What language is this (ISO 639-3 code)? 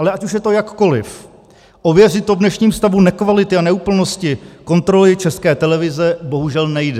ces